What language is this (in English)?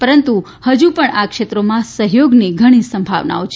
Gujarati